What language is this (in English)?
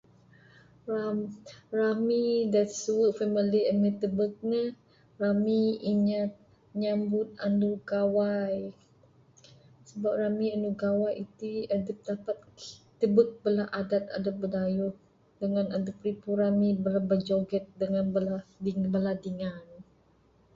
Bukar-Sadung Bidayuh